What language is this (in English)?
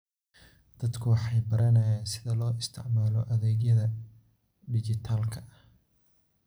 Somali